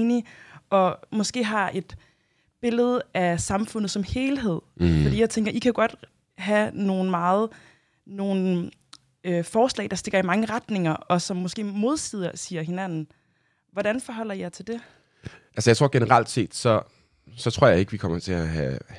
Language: Danish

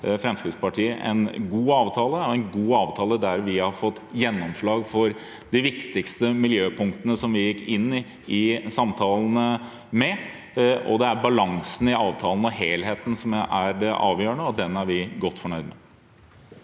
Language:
Norwegian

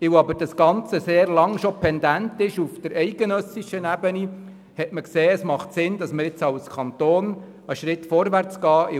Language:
Swiss German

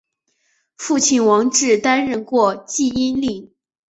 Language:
Chinese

